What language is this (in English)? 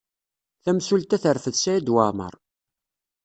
Kabyle